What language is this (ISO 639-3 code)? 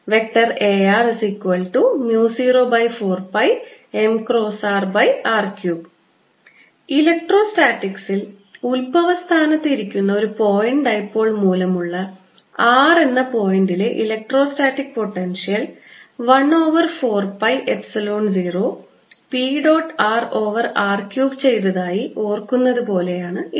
mal